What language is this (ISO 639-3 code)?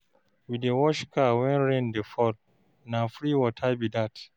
pcm